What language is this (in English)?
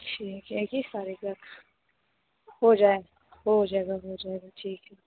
Hindi